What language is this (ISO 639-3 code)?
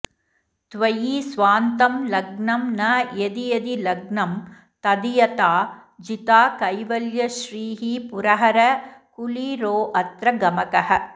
san